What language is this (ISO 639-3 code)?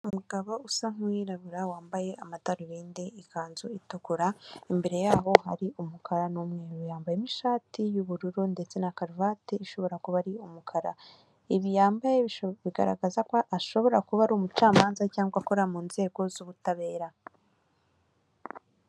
kin